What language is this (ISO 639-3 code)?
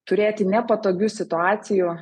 lit